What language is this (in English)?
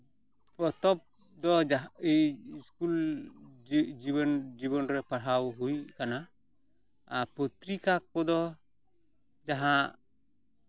Santali